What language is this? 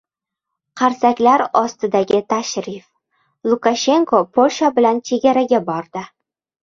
Uzbek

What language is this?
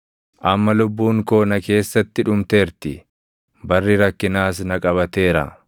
Oromo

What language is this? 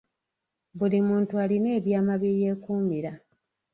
Ganda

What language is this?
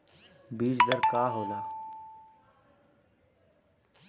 Bhojpuri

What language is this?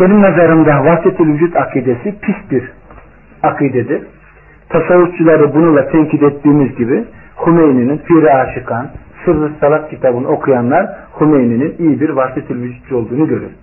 Turkish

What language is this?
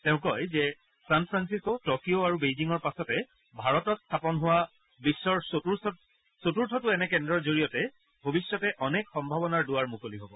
Assamese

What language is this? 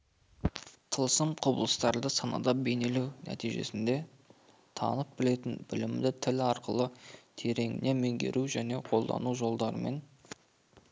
Kazakh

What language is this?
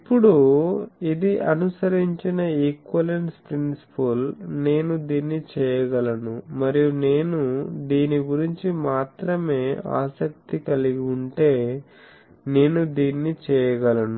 Telugu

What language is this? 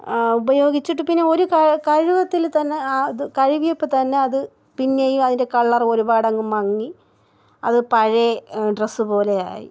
Malayalam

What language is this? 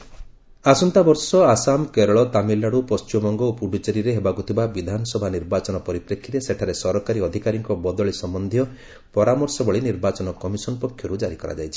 Odia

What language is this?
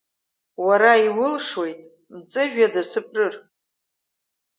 Abkhazian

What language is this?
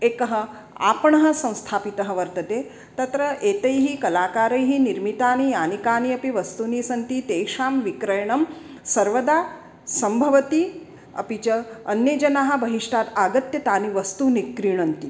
Sanskrit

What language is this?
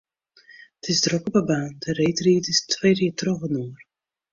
Western Frisian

